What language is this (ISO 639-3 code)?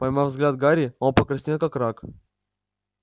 rus